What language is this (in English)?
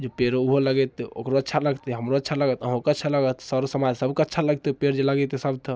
Maithili